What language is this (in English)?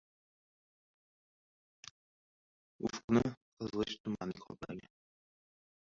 Uzbek